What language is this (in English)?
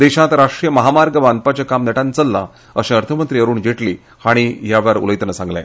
Konkani